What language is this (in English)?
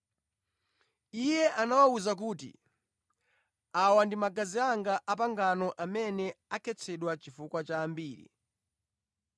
Nyanja